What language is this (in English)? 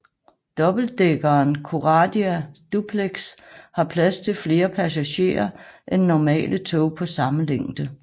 Danish